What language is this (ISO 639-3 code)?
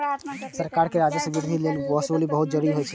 mai